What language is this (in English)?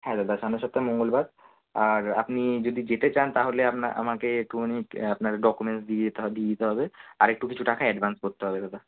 Bangla